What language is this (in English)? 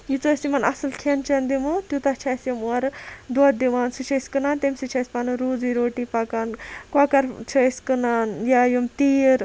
Kashmiri